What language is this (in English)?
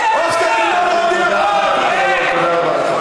Hebrew